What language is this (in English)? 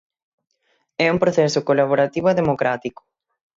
Galician